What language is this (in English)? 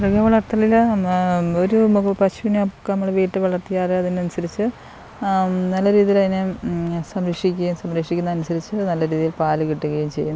Malayalam